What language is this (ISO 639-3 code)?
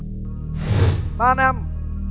vie